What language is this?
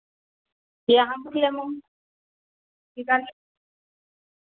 Maithili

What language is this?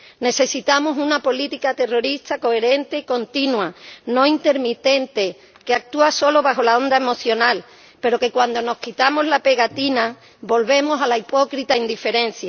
Spanish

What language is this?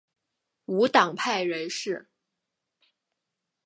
Chinese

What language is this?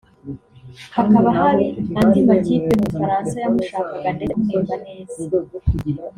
Kinyarwanda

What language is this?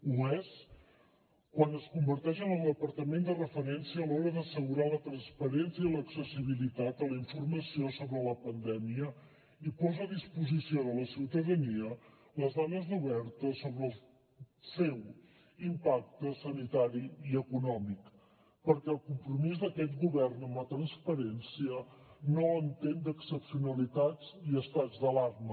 Catalan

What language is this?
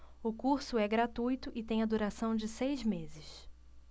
Portuguese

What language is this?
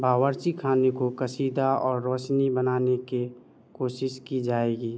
Urdu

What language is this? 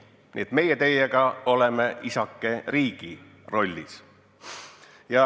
Estonian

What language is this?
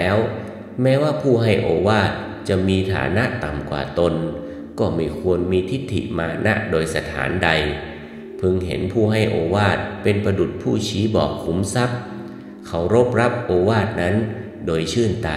Thai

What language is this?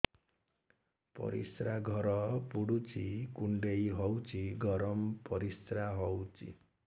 Odia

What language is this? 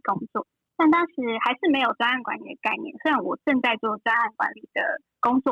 Chinese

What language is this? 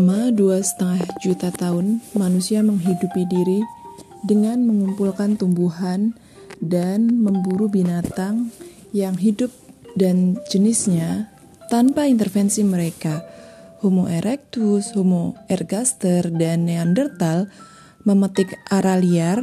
Indonesian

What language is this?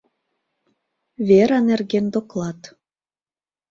Mari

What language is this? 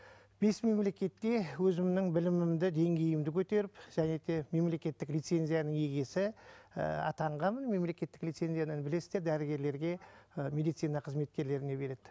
Kazakh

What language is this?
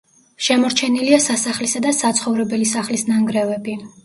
Georgian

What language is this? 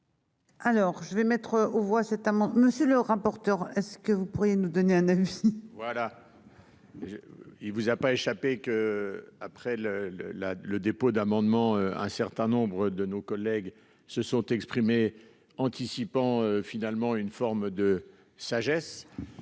French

